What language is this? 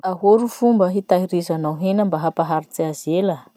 Masikoro Malagasy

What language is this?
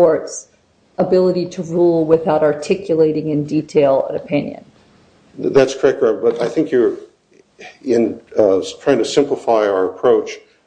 English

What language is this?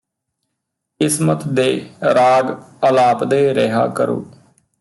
Punjabi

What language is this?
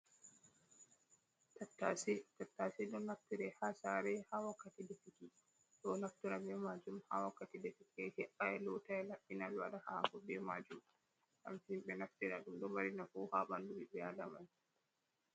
Fula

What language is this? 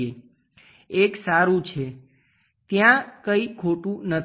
Gujarati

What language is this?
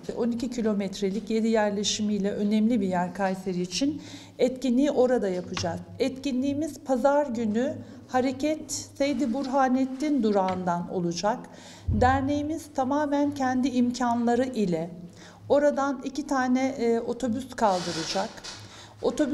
Turkish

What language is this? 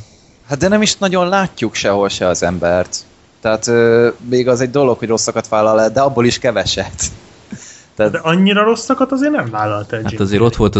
Hungarian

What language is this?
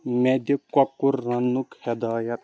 Kashmiri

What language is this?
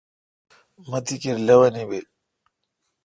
Kalkoti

